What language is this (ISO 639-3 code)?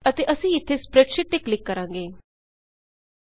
pan